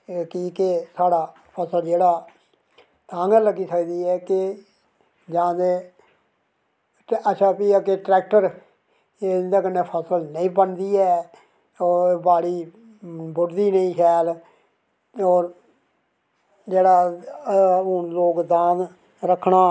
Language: Dogri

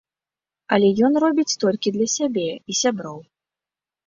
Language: Belarusian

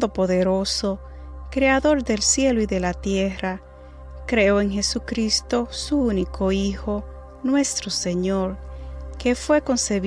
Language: Spanish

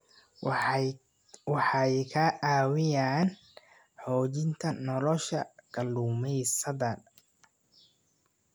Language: Somali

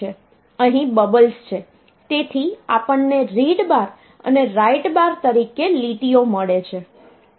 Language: Gujarati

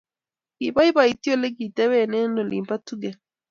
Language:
Kalenjin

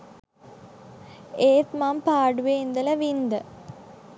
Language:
Sinhala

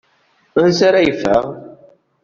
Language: Kabyle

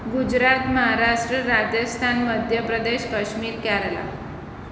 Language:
Gujarati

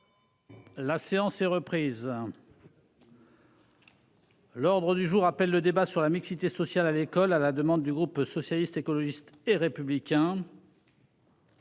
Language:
French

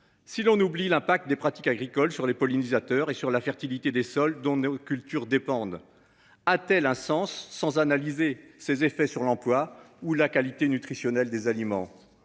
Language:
French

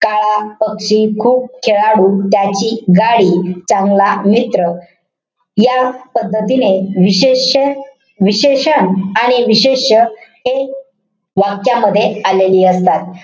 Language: Marathi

